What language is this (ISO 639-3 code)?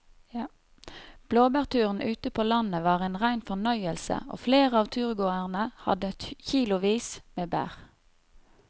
nor